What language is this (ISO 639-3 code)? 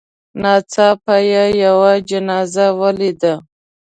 pus